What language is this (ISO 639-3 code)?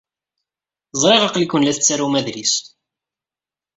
kab